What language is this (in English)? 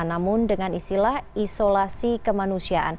Indonesian